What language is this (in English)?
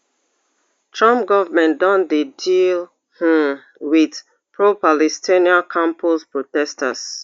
Nigerian Pidgin